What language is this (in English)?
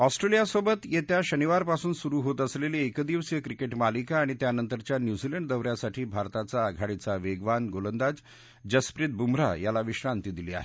Marathi